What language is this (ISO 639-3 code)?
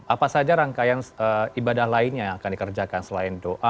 ind